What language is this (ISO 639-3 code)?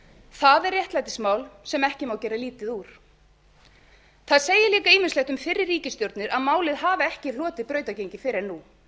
isl